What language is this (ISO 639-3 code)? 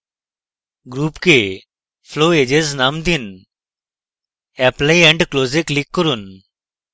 ben